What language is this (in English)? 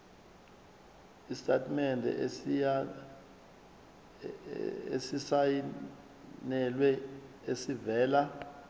Zulu